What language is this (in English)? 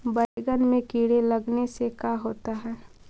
Magahi